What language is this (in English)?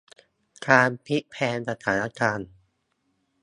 Thai